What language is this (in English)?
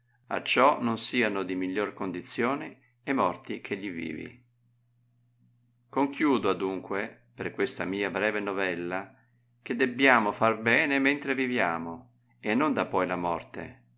Italian